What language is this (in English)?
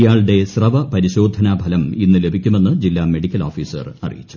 Malayalam